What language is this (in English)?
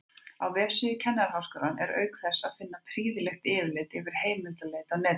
Icelandic